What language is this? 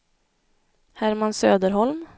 Swedish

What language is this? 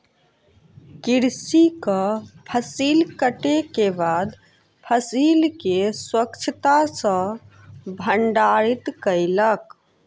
Maithili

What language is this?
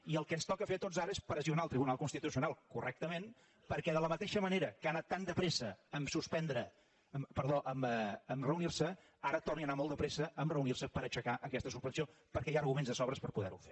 Catalan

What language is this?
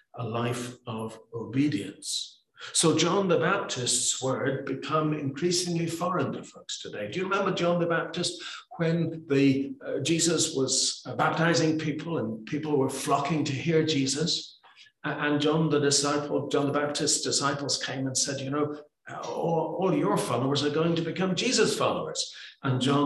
English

